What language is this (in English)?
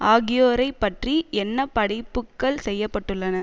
Tamil